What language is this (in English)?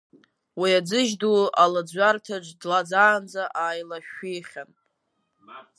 Abkhazian